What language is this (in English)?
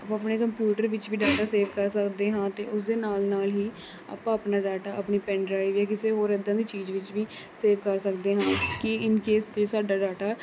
Punjabi